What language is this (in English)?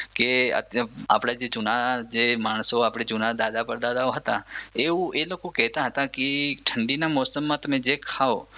Gujarati